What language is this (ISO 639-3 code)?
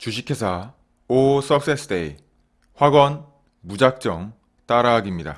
kor